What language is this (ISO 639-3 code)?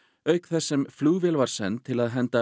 isl